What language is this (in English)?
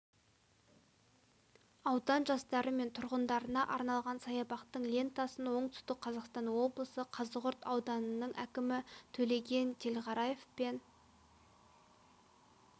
Kazakh